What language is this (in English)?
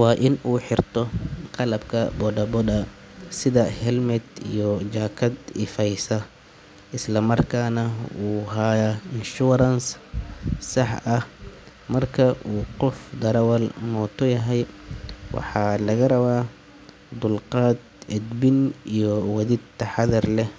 Somali